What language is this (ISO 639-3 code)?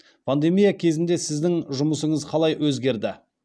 kaz